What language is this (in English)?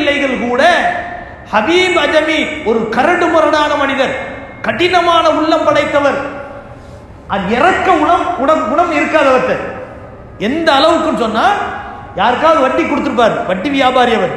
Arabic